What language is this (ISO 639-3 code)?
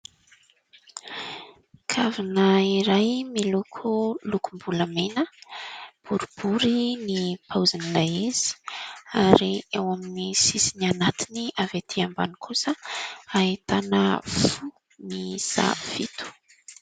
mlg